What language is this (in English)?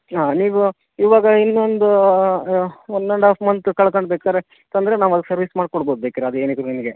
Kannada